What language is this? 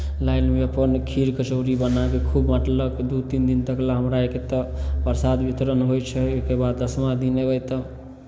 Maithili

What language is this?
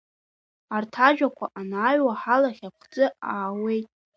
Abkhazian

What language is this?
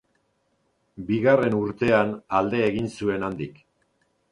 Basque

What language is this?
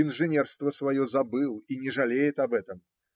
Russian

